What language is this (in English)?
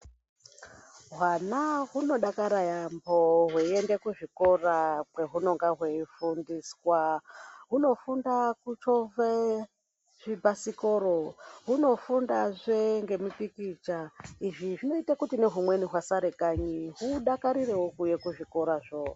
Ndau